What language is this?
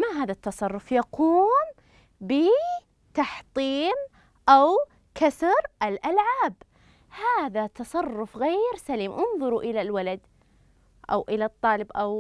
Arabic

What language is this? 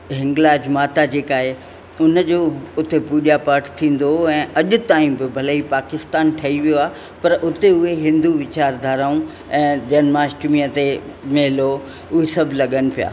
Sindhi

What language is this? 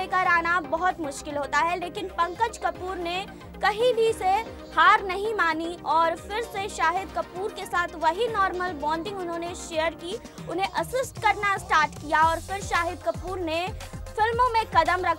Hindi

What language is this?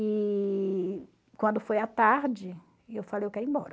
Portuguese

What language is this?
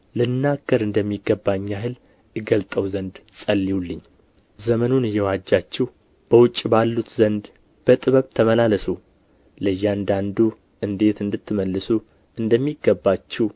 Amharic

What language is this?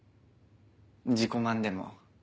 Japanese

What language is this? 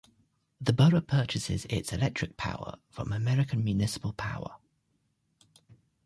English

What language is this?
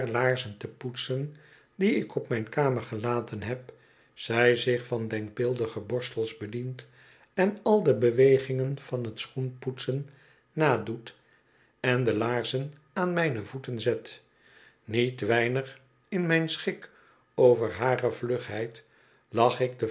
Dutch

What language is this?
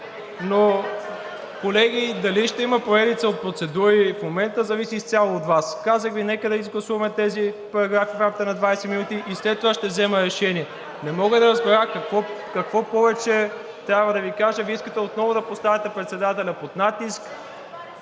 Bulgarian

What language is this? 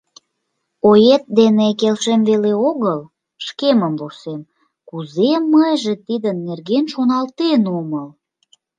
Mari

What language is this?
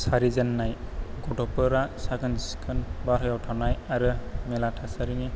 Bodo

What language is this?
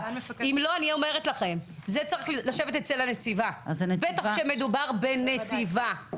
Hebrew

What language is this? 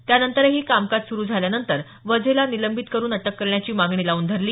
Marathi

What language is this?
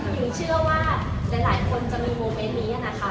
Thai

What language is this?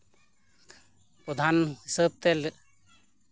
Santali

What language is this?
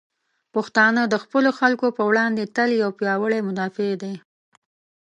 Pashto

